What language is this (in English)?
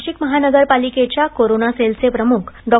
Marathi